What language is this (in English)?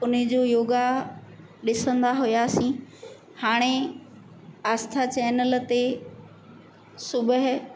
Sindhi